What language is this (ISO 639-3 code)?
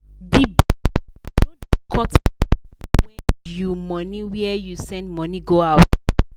pcm